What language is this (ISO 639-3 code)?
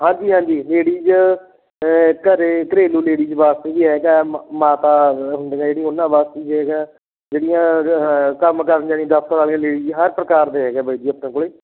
pan